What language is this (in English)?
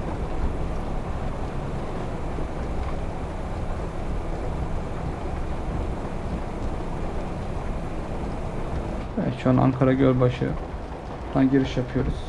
Turkish